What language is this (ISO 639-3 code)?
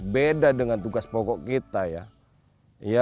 ind